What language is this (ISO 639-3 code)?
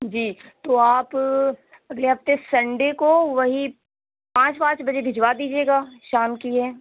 urd